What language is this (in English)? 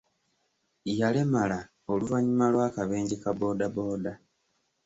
Ganda